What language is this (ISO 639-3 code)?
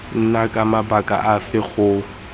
tsn